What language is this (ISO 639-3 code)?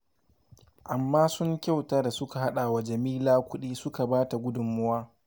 hau